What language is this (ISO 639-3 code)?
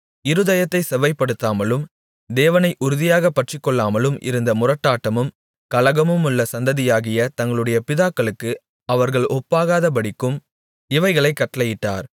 tam